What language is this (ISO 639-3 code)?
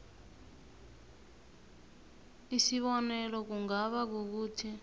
nbl